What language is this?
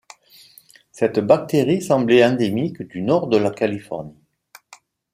French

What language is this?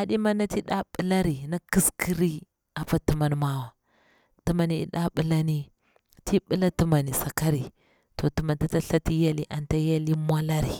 Bura-Pabir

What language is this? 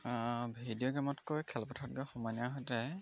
Assamese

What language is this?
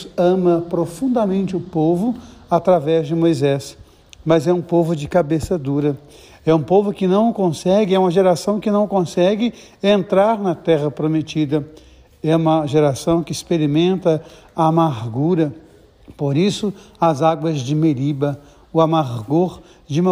Portuguese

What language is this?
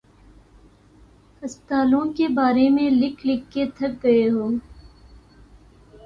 Urdu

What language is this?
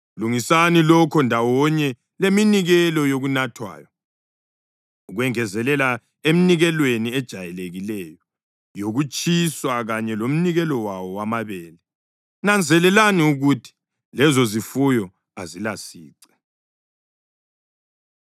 North Ndebele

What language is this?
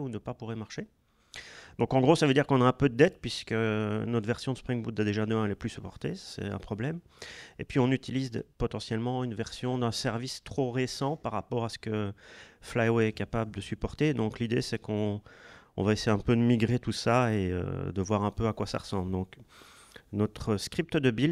French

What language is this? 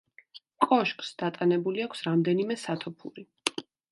Georgian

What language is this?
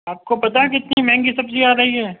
Urdu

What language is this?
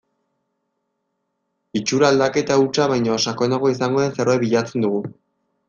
Basque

